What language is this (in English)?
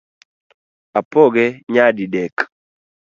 Luo (Kenya and Tanzania)